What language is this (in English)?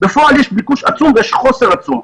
Hebrew